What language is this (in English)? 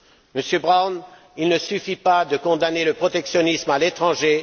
French